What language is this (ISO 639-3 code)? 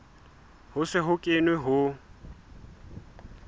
sot